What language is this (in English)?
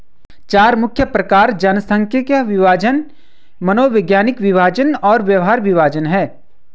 Hindi